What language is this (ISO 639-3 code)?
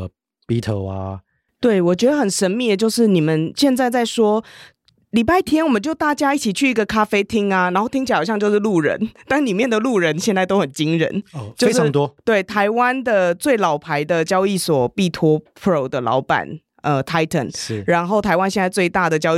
zho